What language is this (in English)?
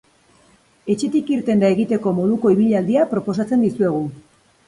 Basque